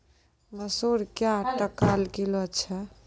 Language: Maithili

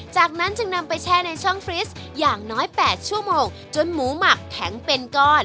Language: Thai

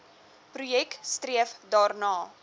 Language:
Afrikaans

